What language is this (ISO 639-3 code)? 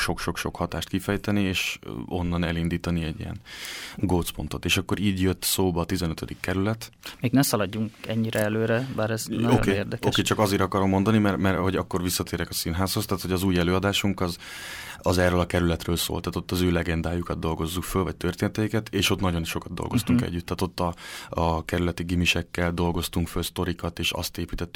hun